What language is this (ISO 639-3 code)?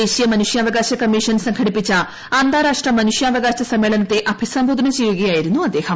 mal